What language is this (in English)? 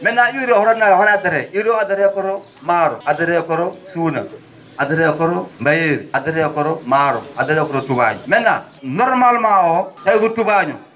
Fula